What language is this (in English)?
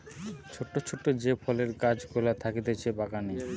Bangla